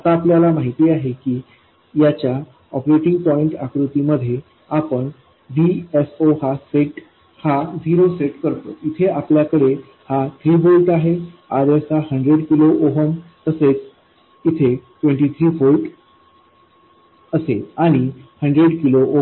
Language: Marathi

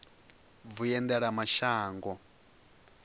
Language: Venda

